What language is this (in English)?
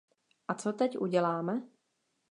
Czech